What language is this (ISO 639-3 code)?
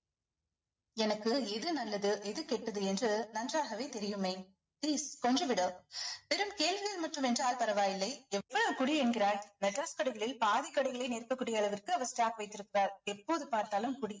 tam